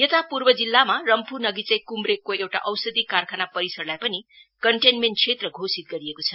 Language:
Nepali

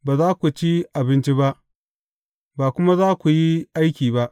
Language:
Hausa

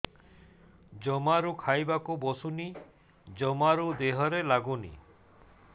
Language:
Odia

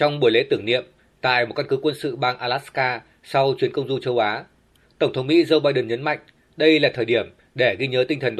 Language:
Vietnamese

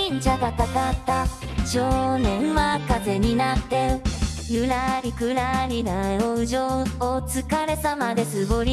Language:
Japanese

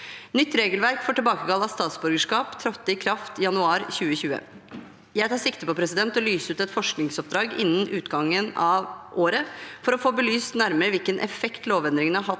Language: Norwegian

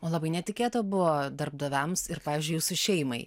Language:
Lithuanian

